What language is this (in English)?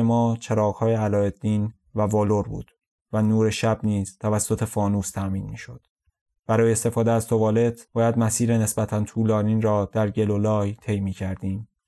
Persian